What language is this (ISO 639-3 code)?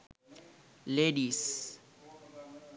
sin